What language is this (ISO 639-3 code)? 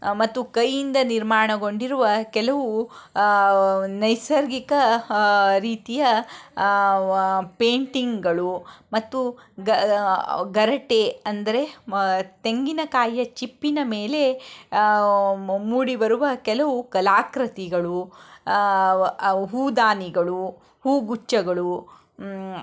kan